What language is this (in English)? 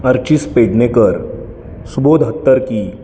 Marathi